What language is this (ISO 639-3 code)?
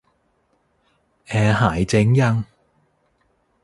tha